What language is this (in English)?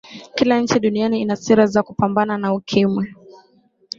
Swahili